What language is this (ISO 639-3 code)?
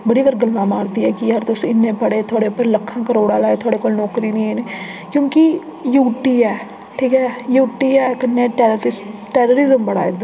doi